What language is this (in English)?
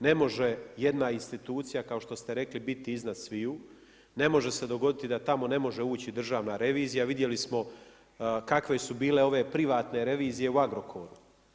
Croatian